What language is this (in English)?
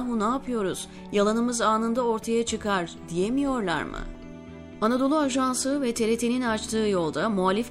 Turkish